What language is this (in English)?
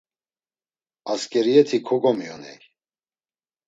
Laz